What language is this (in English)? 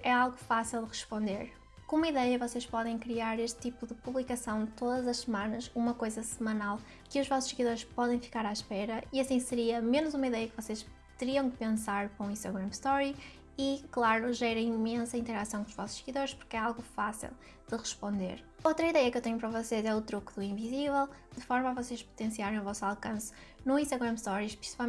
Portuguese